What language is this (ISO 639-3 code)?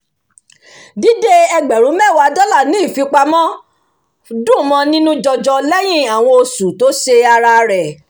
yor